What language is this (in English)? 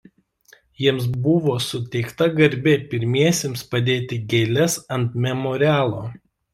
Lithuanian